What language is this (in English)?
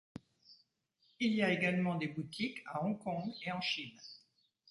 French